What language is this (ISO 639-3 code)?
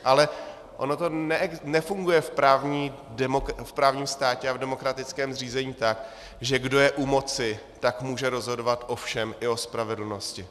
ces